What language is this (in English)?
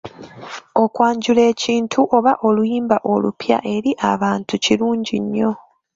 Ganda